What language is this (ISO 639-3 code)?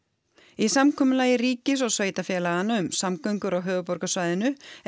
isl